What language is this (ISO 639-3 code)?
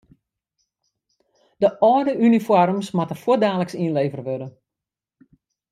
fry